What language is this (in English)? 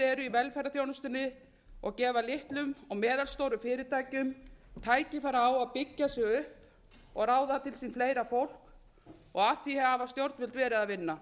Icelandic